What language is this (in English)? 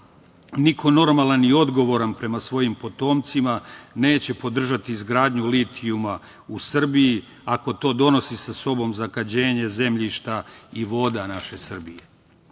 Serbian